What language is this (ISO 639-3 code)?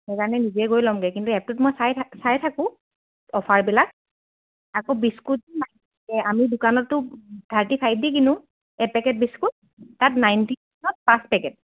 asm